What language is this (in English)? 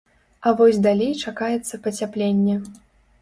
Belarusian